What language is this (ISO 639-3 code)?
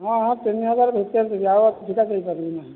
ori